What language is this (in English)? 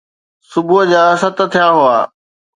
Sindhi